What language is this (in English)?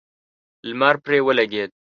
Pashto